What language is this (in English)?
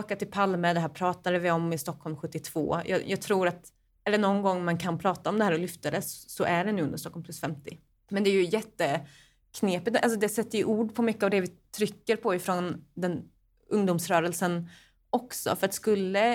Swedish